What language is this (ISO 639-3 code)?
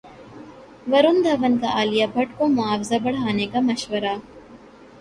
urd